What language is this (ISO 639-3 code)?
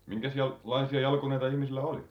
fin